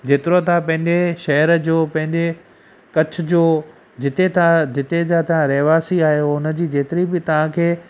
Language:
Sindhi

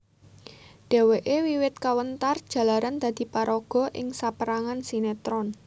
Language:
Javanese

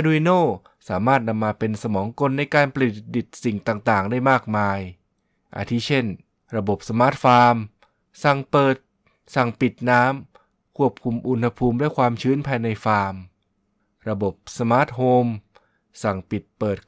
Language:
Thai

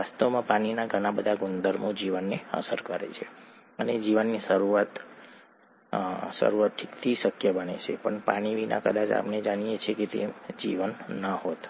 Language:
Gujarati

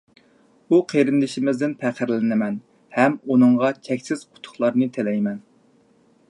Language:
Uyghur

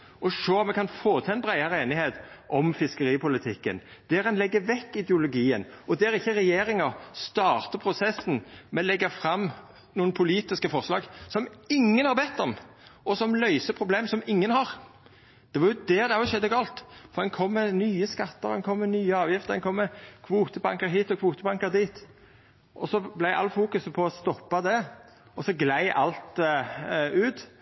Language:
Norwegian Nynorsk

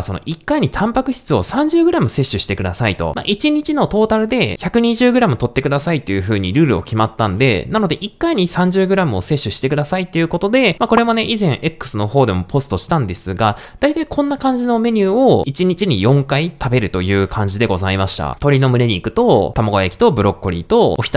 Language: Japanese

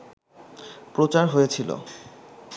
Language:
Bangla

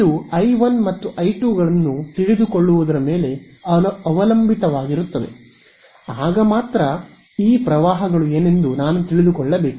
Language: Kannada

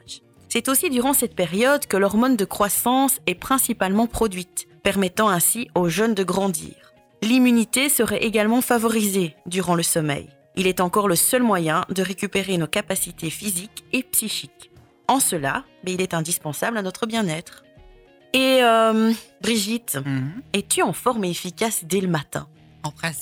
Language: French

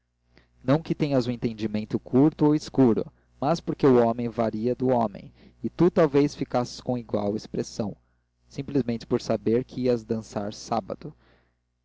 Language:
Portuguese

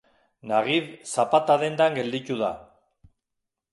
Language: Basque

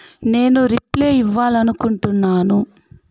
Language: Telugu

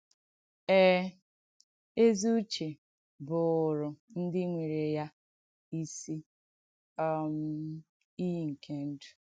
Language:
Igbo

